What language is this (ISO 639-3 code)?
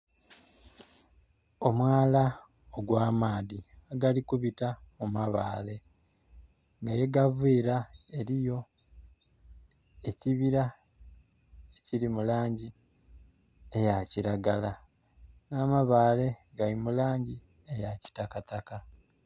xog